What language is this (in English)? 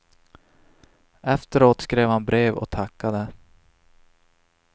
Swedish